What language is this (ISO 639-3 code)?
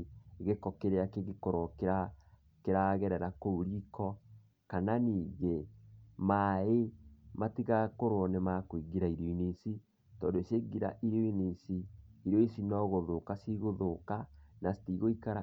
kik